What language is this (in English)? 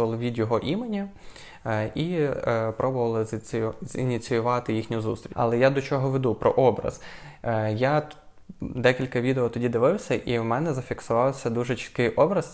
Ukrainian